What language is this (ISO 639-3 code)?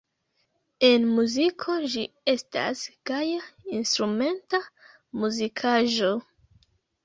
epo